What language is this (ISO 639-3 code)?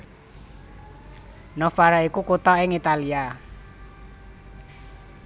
jav